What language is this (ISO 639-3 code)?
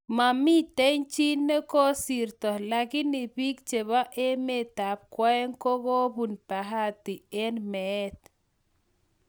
kln